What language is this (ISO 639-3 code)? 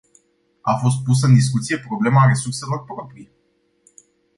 ron